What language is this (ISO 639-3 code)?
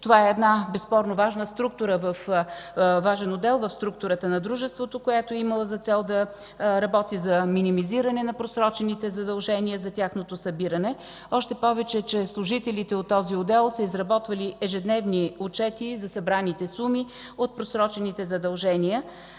bul